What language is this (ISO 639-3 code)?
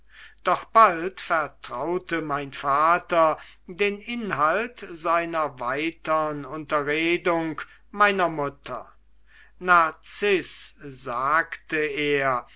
deu